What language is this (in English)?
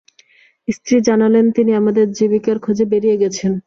Bangla